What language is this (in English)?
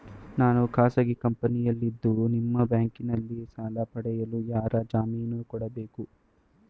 Kannada